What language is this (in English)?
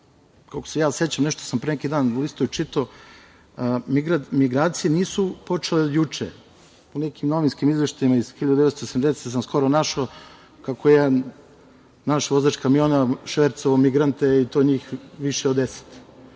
Serbian